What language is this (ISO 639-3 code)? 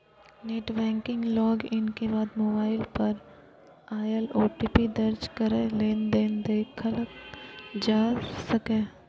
mai